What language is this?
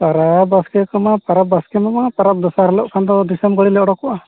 Santali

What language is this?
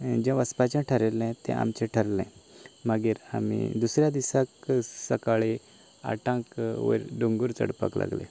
Konkani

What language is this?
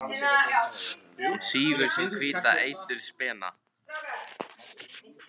Icelandic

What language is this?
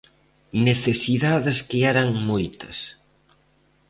Galician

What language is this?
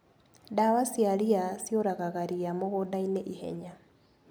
Kikuyu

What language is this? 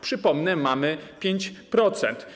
Polish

